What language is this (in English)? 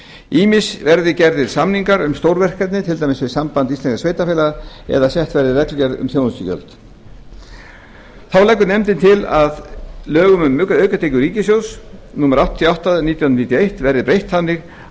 Icelandic